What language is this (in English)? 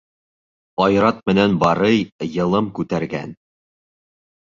Bashkir